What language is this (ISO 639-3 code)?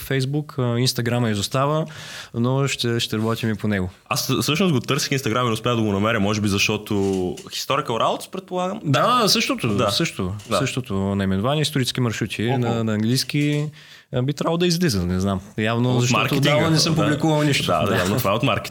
bul